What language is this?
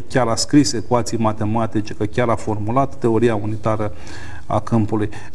Romanian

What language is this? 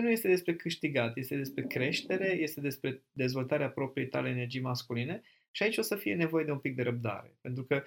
Romanian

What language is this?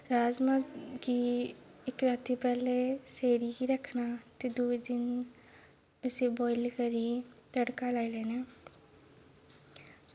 Dogri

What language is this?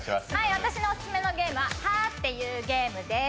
Japanese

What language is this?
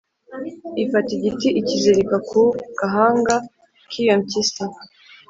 Kinyarwanda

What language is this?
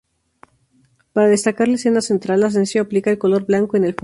Spanish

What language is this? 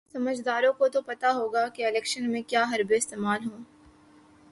Urdu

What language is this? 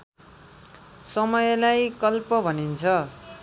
Nepali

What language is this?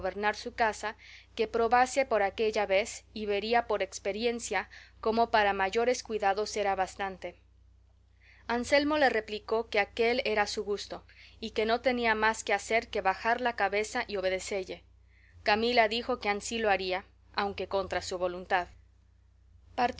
Spanish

